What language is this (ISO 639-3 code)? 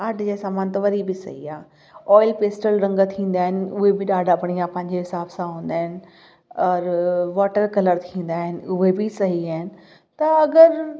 snd